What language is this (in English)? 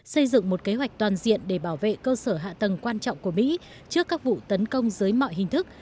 Vietnamese